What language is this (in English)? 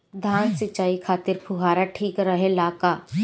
Bhojpuri